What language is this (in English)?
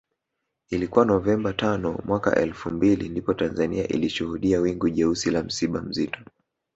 Swahili